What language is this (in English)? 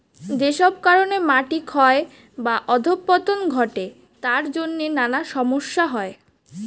Bangla